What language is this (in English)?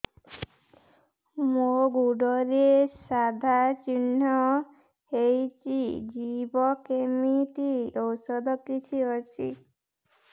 Odia